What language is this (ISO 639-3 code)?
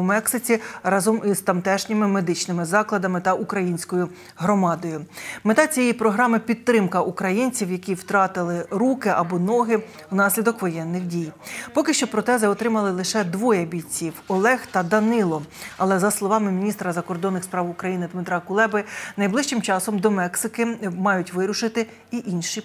ukr